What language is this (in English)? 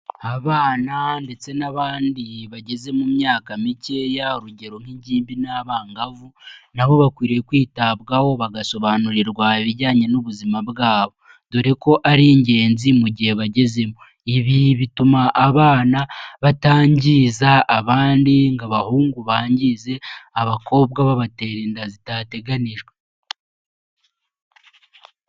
Kinyarwanda